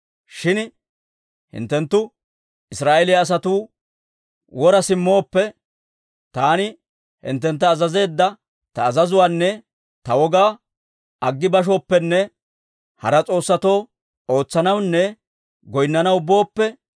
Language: Dawro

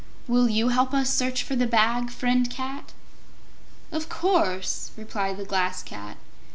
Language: English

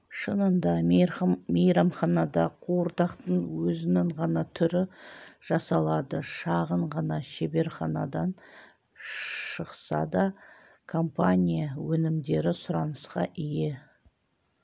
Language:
Kazakh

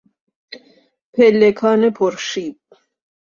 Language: Persian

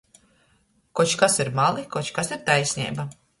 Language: Latgalian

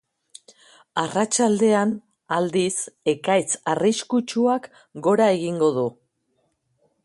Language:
Basque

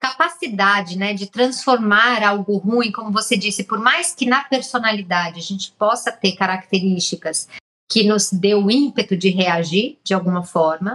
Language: Portuguese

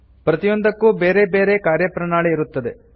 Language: Kannada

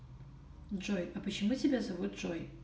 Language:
Russian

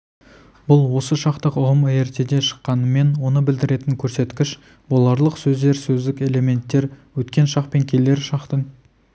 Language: Kazakh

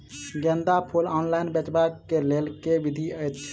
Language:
Maithili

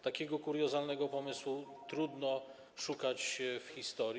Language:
Polish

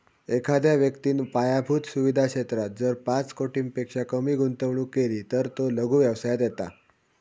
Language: Marathi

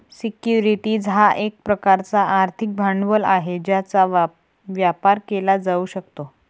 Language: Marathi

